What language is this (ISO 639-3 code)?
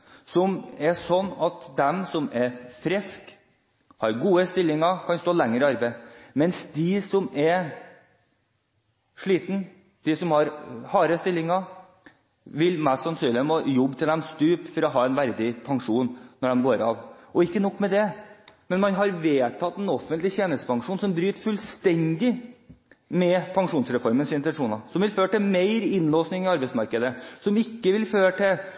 nob